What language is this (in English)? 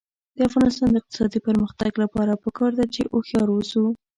Pashto